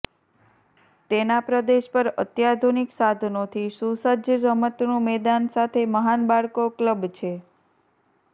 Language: Gujarati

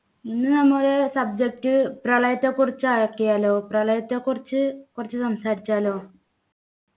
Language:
Malayalam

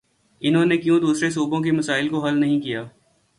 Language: Urdu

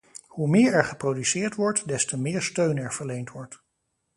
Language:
Dutch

